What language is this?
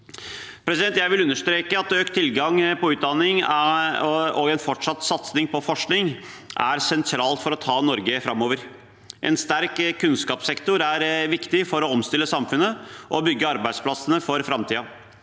Norwegian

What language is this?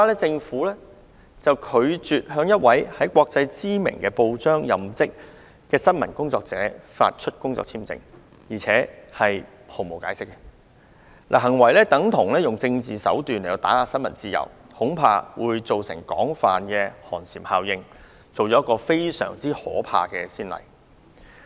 Cantonese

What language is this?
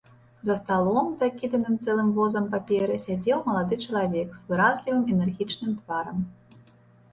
Belarusian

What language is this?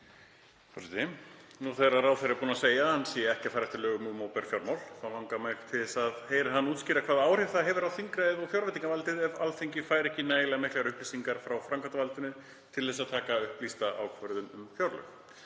Icelandic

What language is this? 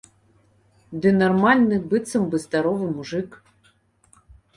Belarusian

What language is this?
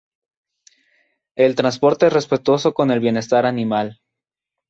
Spanish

